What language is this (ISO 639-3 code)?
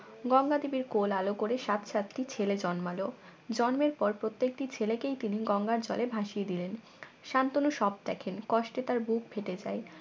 ben